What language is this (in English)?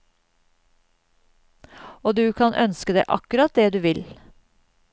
Norwegian